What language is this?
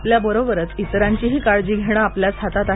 Marathi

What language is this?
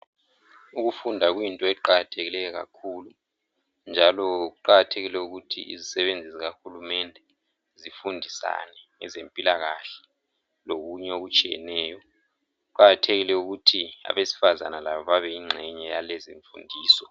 North Ndebele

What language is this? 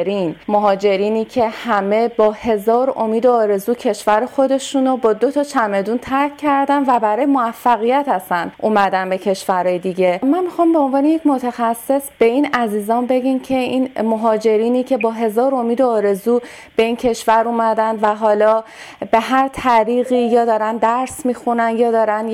Persian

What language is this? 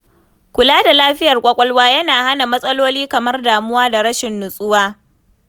Hausa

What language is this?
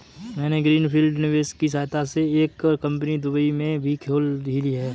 Hindi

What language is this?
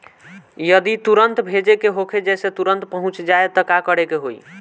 Bhojpuri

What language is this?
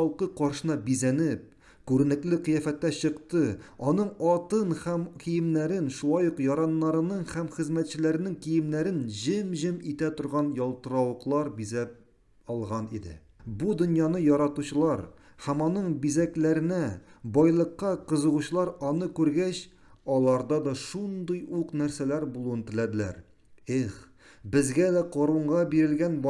Turkish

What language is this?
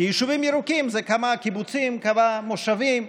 Hebrew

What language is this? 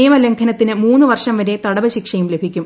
Malayalam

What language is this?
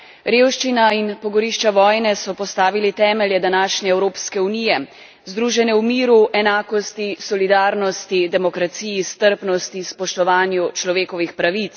Slovenian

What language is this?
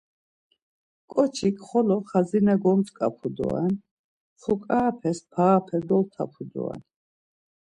Laz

